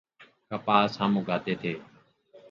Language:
Urdu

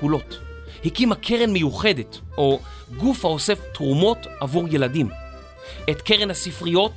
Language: Hebrew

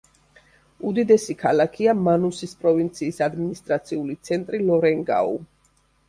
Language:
Georgian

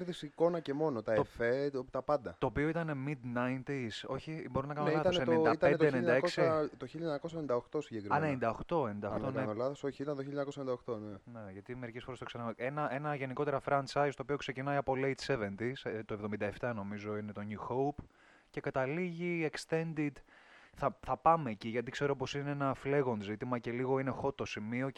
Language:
Greek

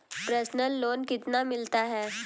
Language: Hindi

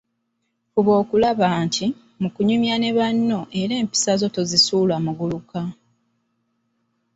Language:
Ganda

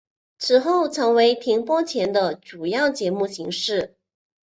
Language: Chinese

